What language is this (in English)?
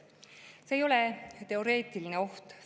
Estonian